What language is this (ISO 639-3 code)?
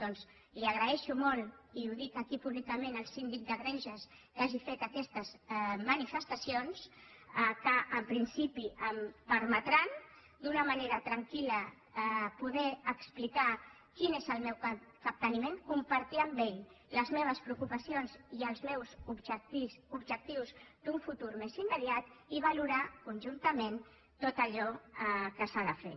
cat